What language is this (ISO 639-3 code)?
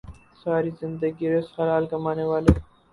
urd